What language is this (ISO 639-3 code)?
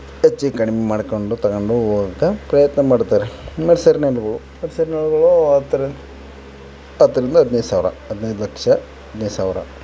kan